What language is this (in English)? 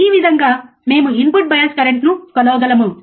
Telugu